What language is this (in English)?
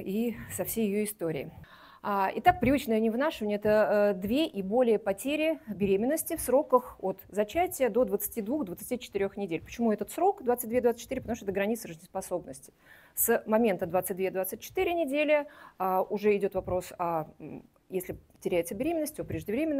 Russian